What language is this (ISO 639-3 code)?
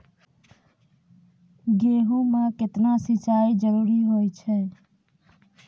mai